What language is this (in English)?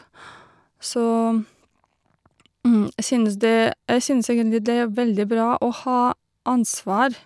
Norwegian